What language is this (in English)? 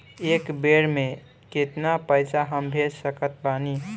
Bhojpuri